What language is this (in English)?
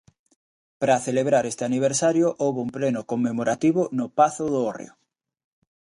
Galician